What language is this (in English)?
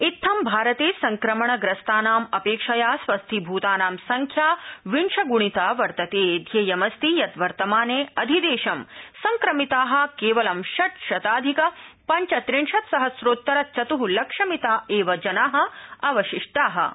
Sanskrit